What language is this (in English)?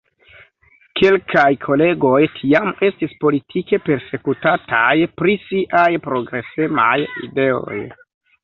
Esperanto